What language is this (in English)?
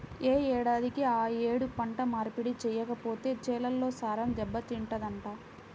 Telugu